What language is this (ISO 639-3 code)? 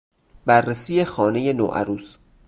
fas